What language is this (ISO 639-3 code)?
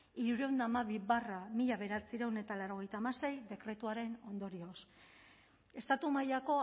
eus